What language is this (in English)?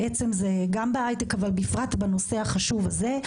Hebrew